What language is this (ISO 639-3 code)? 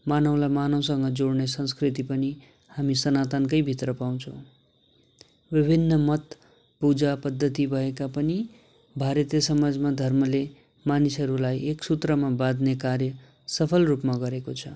nep